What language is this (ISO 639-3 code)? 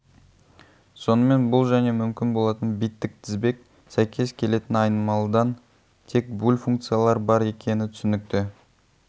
kaz